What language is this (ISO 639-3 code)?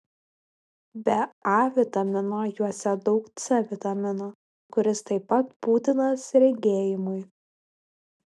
lit